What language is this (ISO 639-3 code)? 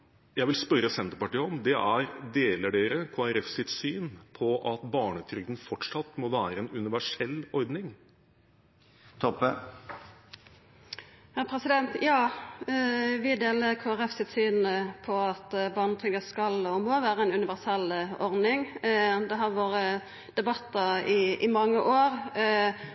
nor